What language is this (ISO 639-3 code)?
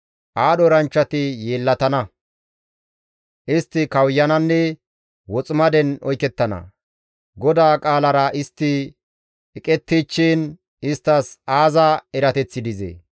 gmv